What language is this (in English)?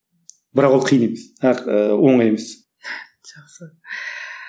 Kazakh